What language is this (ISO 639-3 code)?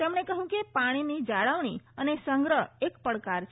guj